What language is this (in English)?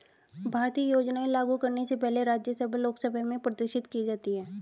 Hindi